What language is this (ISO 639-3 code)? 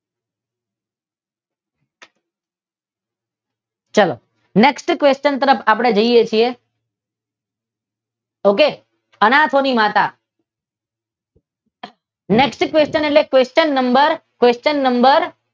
guj